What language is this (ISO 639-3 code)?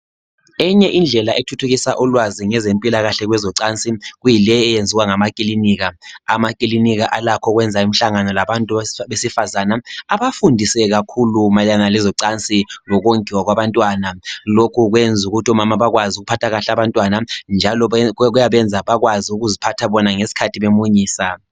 nde